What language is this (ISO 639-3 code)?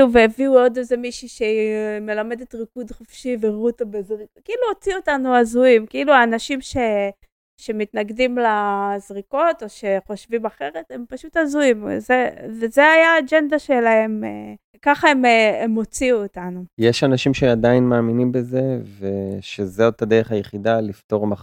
heb